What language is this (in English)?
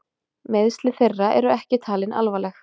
Icelandic